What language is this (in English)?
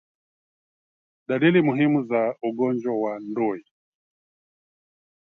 Swahili